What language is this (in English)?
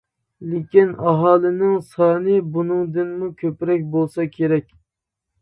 Uyghur